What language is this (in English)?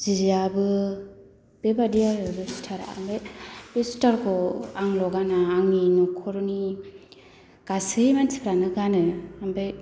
Bodo